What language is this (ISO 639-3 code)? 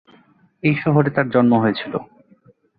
ben